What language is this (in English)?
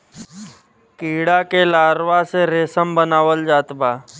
Bhojpuri